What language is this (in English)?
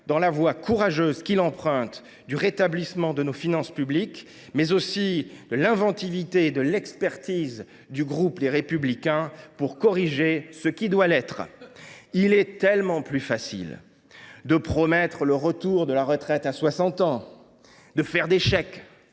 French